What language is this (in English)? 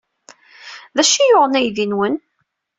Kabyle